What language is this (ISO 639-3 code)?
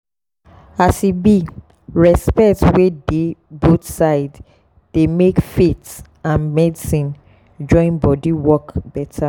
pcm